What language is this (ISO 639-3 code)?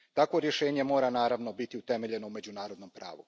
hrv